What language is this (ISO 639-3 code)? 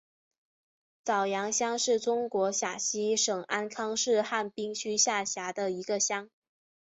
zho